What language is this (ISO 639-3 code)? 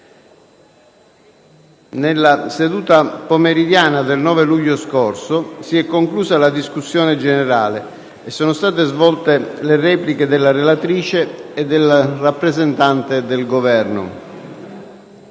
ita